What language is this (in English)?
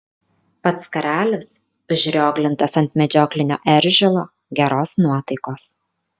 Lithuanian